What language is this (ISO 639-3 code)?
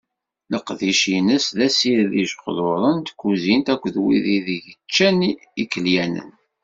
kab